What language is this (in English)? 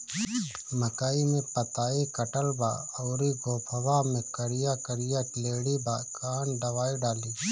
Bhojpuri